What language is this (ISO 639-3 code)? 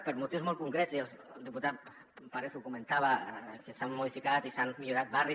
cat